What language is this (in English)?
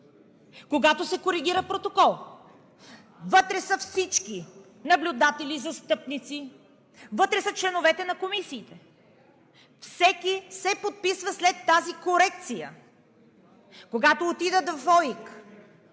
Bulgarian